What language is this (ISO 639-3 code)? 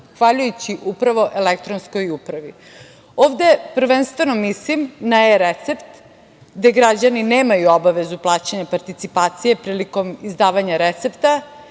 srp